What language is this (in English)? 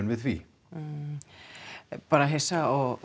Icelandic